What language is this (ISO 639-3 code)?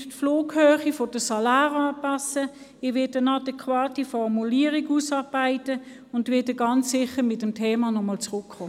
gsw